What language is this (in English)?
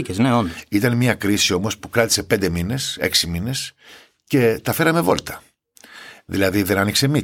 Greek